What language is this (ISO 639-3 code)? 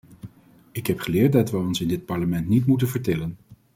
nld